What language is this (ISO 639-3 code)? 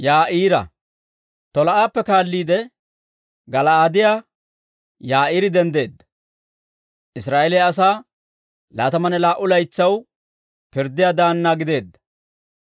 dwr